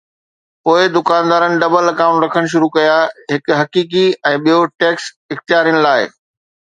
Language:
Sindhi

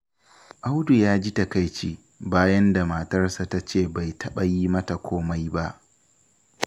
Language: Hausa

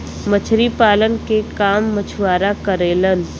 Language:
Bhojpuri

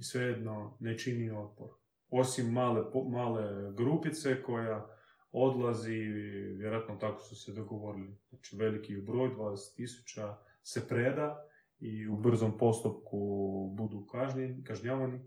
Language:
Croatian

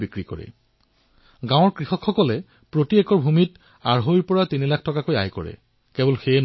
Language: Assamese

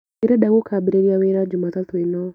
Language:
Kikuyu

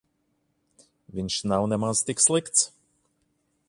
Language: Latvian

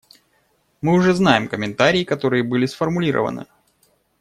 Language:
Russian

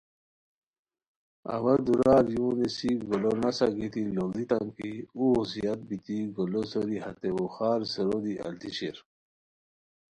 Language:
Khowar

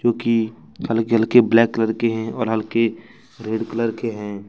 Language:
Hindi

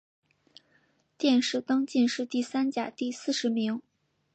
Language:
Chinese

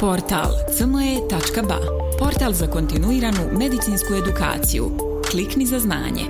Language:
Croatian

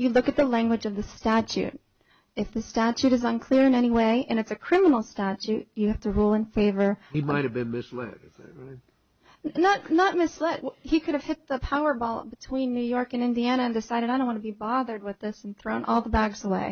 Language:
English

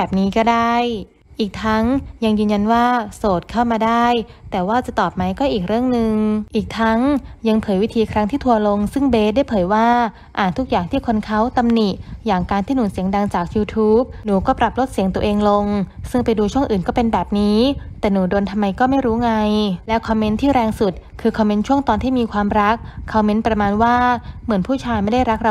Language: Thai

